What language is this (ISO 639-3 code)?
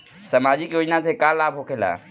bho